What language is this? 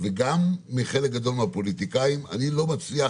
Hebrew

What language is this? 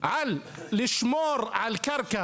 Hebrew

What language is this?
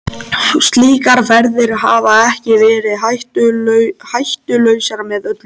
Icelandic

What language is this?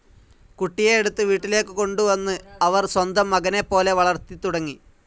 Malayalam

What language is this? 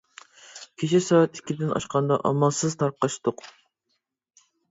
Uyghur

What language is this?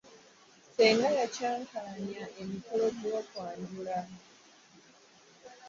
Ganda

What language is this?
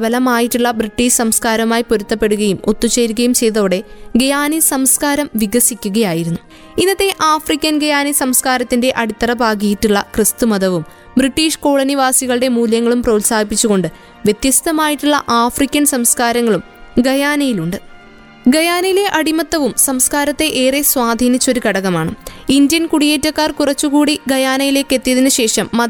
Malayalam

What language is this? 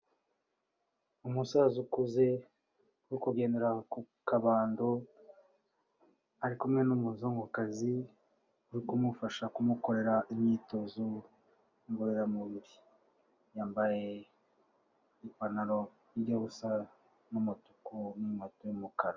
Kinyarwanda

